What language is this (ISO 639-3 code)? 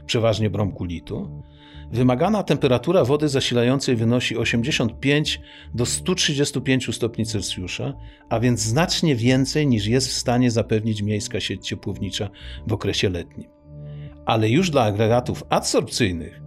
pol